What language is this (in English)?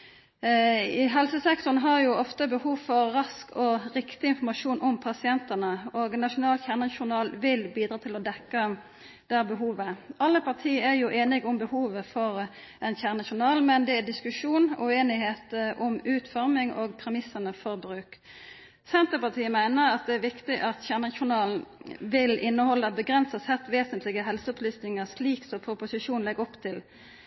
Norwegian Nynorsk